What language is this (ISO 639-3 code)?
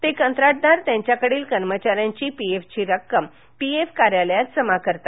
mar